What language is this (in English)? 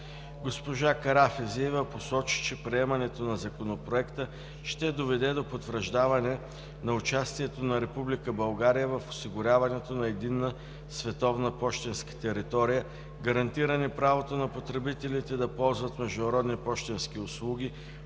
Bulgarian